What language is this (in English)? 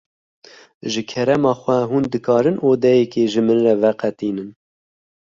Kurdish